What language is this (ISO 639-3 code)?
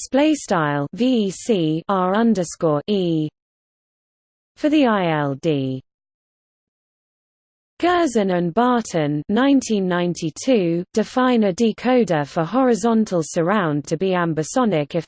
eng